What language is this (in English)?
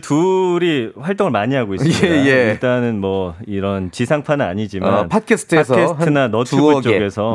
Korean